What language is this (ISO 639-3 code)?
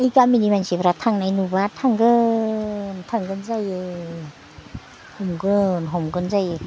brx